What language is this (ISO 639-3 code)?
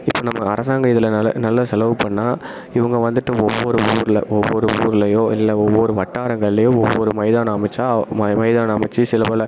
tam